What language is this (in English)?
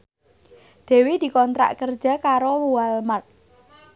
Javanese